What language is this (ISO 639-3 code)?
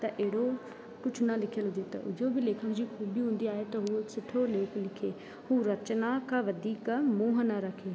snd